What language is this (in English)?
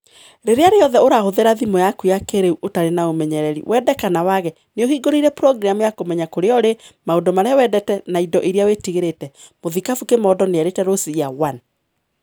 Kikuyu